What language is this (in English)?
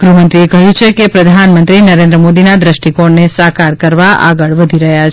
Gujarati